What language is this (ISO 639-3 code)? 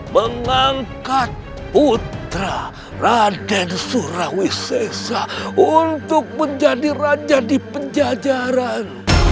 ind